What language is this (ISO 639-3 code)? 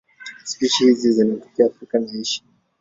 swa